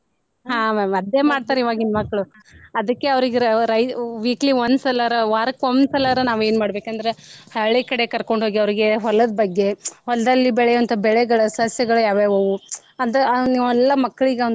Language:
Kannada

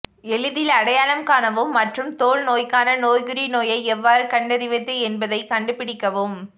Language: Tamil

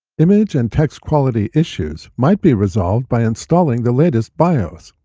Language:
English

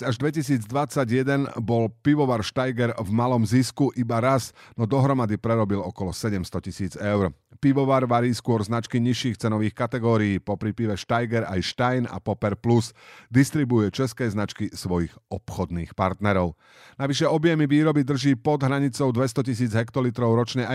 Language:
Slovak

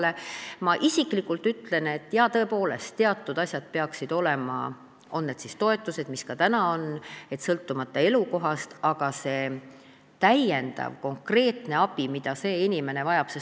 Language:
Estonian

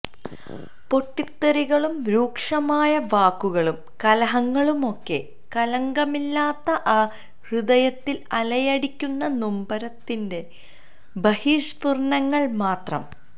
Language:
Malayalam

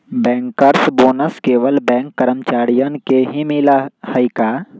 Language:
Magahi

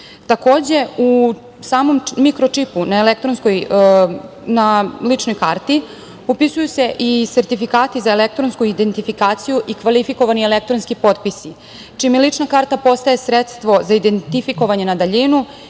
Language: Serbian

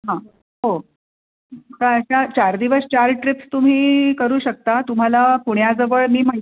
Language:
Marathi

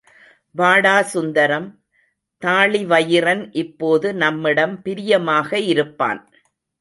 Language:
Tamil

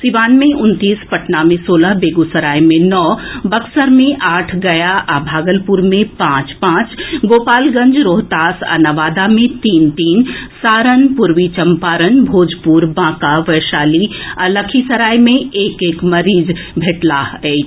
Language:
Maithili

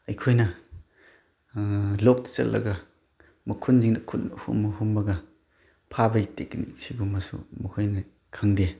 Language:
Manipuri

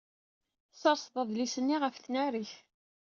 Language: Kabyle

